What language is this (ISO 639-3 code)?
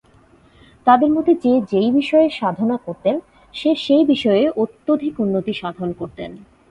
ben